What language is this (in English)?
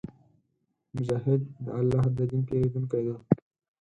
Pashto